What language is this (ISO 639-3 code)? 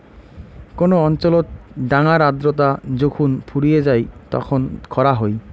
ben